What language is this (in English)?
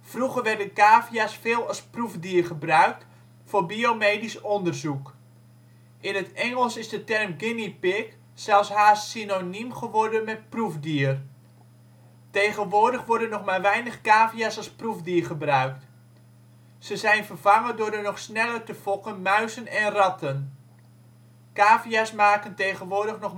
Dutch